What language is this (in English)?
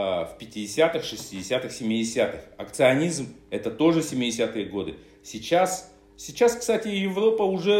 Russian